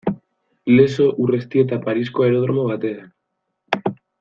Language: Basque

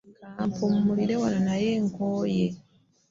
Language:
Ganda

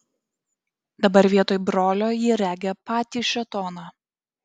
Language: Lithuanian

